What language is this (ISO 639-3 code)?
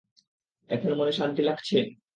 ben